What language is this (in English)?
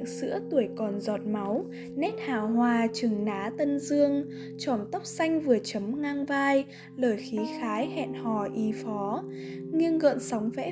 Vietnamese